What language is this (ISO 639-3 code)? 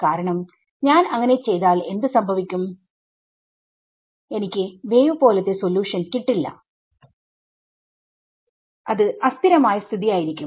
mal